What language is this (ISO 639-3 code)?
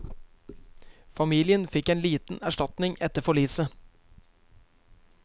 nor